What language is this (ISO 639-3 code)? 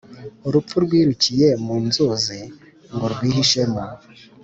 kin